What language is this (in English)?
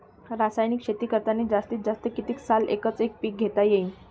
Marathi